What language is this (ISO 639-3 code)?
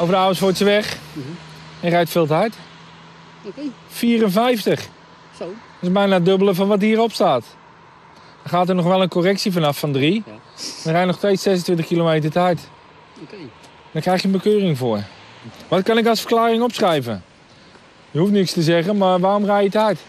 nld